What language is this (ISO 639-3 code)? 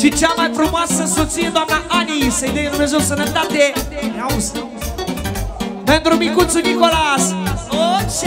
ron